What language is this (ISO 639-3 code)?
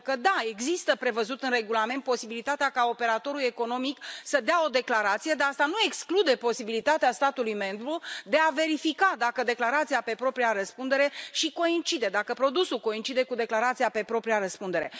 ron